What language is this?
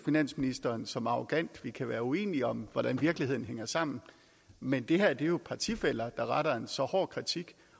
Danish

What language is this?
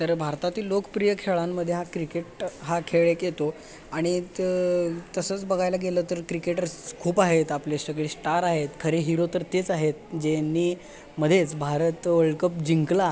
Marathi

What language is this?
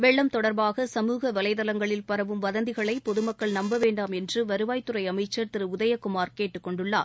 Tamil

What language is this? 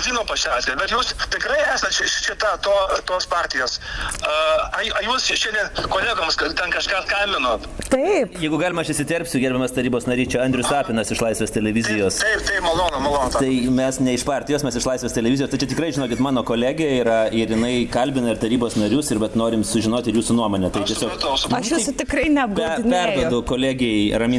Lithuanian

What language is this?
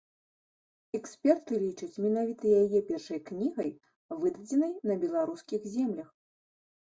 Belarusian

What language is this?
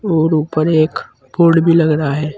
Hindi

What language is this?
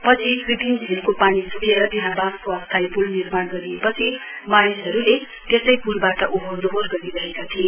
Nepali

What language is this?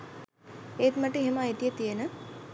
Sinhala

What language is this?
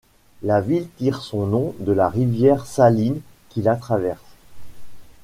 French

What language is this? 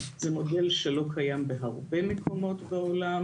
Hebrew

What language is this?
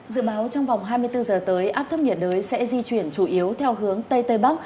Vietnamese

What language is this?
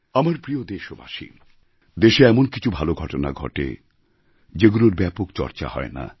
Bangla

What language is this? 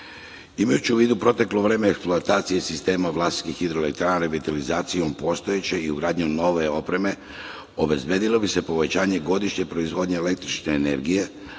Serbian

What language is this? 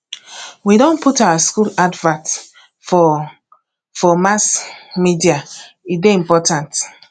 Nigerian Pidgin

